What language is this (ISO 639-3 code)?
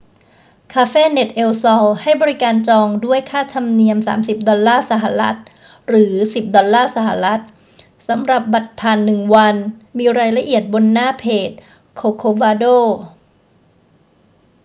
tha